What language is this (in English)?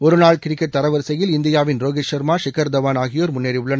Tamil